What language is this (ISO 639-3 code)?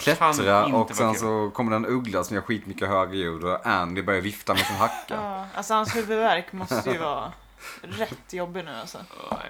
swe